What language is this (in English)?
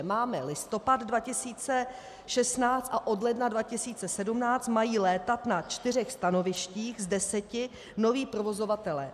Czech